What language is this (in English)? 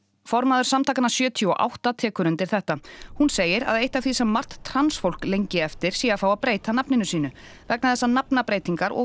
Icelandic